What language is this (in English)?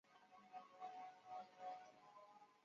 Chinese